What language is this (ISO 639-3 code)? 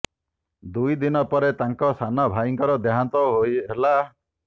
ori